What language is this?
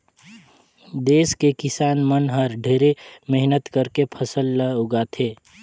Chhattisgarhi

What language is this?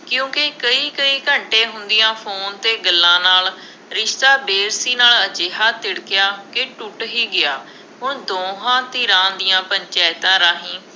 Punjabi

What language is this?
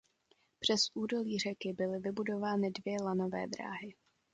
Czech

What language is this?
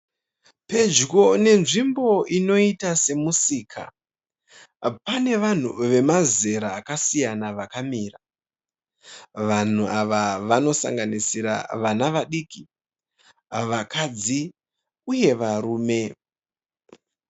Shona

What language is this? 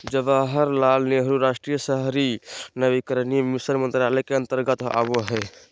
Magahi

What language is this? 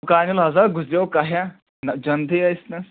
Kashmiri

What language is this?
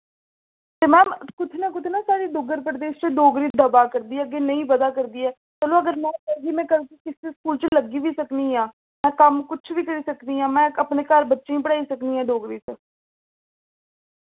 Dogri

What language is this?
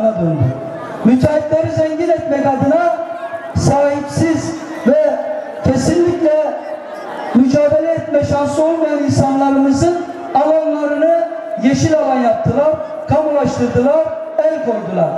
Turkish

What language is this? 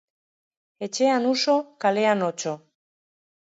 Basque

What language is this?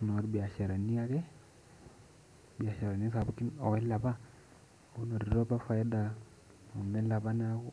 Masai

